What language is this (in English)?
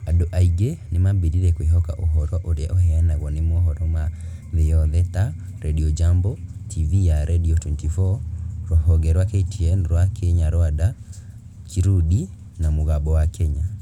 Kikuyu